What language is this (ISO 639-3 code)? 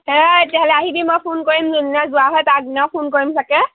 asm